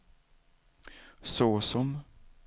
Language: Swedish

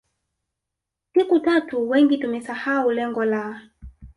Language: Swahili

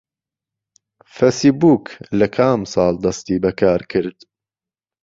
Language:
Central Kurdish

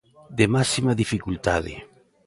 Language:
Galician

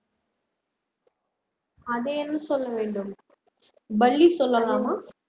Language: Tamil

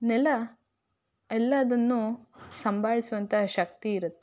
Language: Kannada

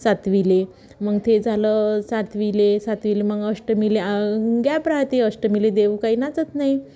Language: Marathi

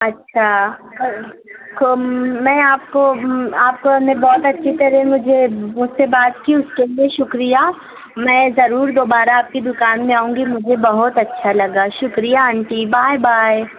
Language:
Urdu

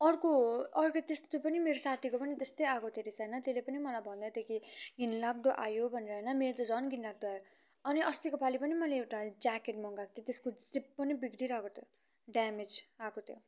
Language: Nepali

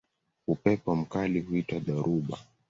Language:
Swahili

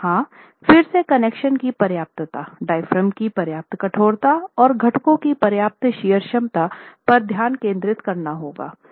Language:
Hindi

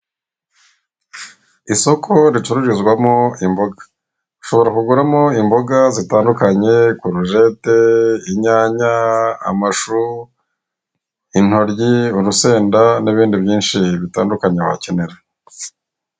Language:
Kinyarwanda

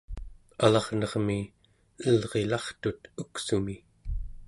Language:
Central Yupik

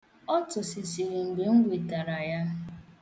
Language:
Igbo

